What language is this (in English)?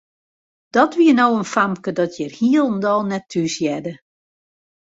Western Frisian